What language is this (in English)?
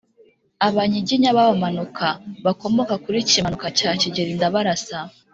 Kinyarwanda